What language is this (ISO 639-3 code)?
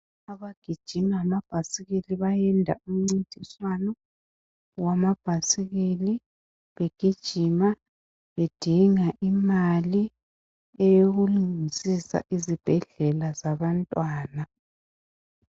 nde